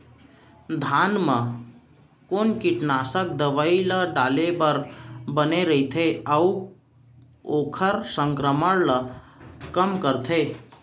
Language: Chhattisgarhi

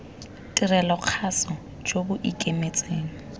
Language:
Tswana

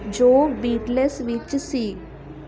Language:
Punjabi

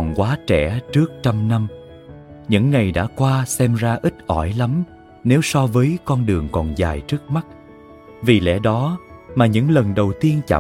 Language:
Vietnamese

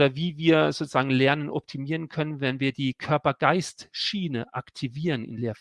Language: German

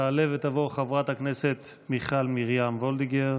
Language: Hebrew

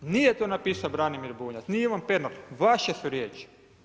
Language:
Croatian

